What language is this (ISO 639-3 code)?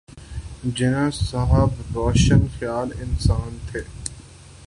urd